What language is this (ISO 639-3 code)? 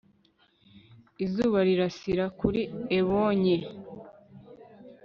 kin